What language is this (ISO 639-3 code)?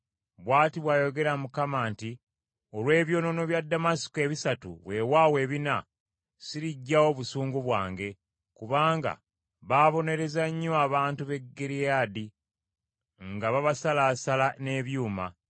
lug